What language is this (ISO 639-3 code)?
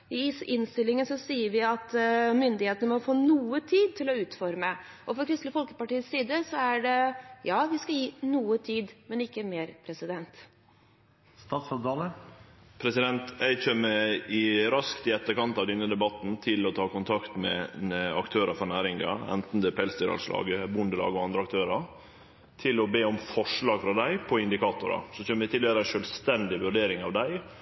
nor